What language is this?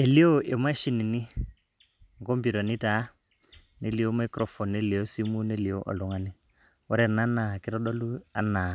Masai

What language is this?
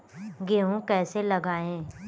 Hindi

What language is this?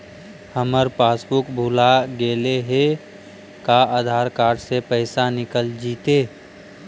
Magahi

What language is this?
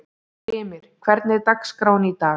Icelandic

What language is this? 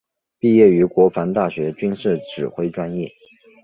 Chinese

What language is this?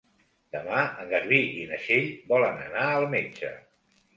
Catalan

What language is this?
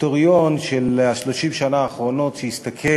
Hebrew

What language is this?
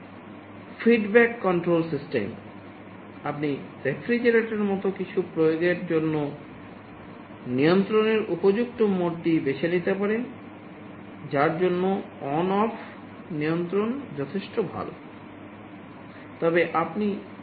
Bangla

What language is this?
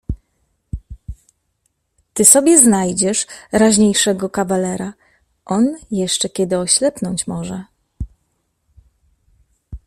Polish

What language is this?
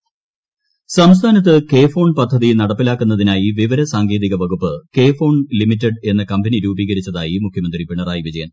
Malayalam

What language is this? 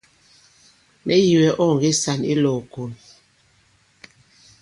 Bankon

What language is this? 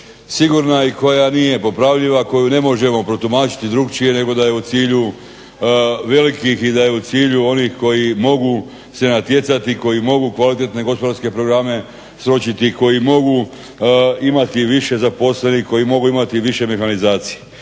Croatian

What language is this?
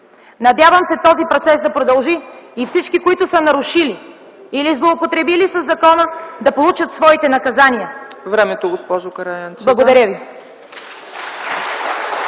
Bulgarian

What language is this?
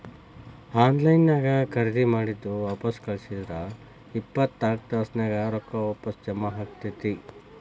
Kannada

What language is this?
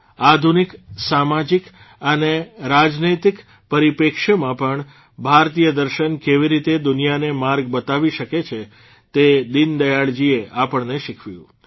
Gujarati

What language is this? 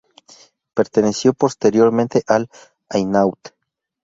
Spanish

